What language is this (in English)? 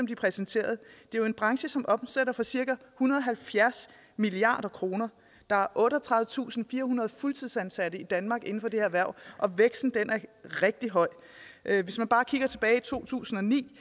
Danish